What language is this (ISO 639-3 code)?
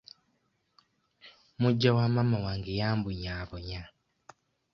lug